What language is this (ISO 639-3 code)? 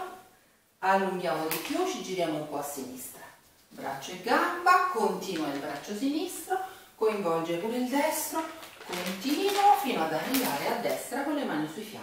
ita